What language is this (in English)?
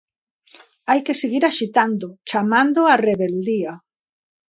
Galician